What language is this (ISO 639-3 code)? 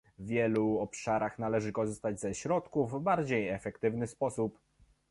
pol